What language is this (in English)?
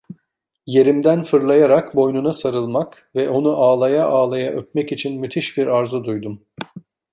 Turkish